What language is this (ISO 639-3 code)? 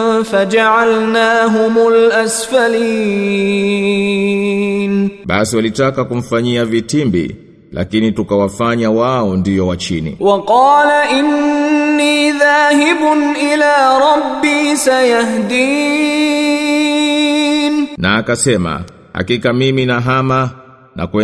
swa